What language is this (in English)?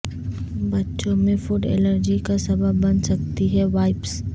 Urdu